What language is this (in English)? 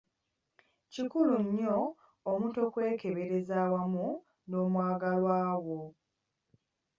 Ganda